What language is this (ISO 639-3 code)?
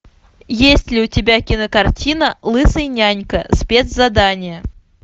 rus